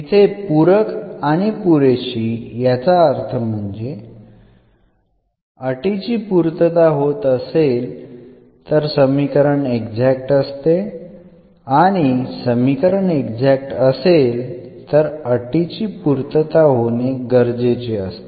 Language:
Marathi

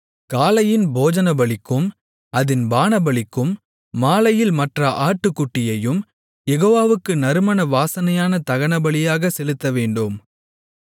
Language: Tamil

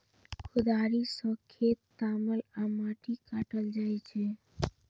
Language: Maithili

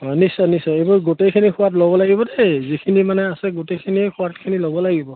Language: Assamese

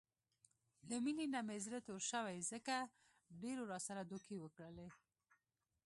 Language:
Pashto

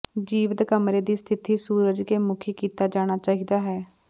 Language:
Punjabi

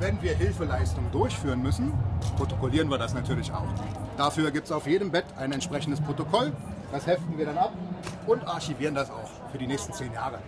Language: German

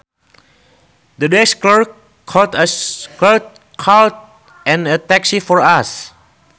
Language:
Sundanese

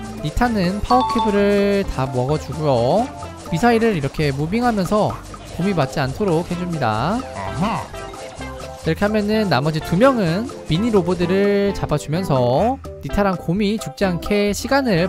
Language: Korean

